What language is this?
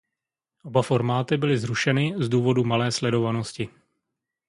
Czech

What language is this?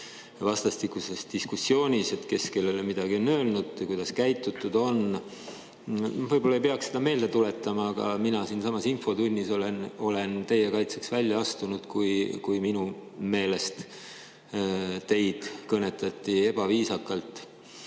Estonian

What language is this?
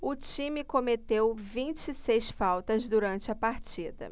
Portuguese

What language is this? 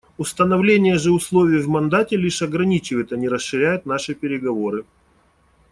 Russian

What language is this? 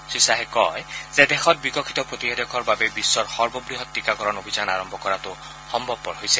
Assamese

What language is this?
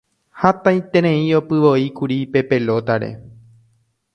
Guarani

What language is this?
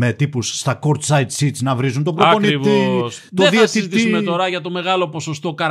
Greek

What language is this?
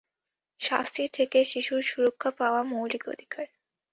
Bangla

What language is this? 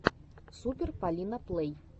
Russian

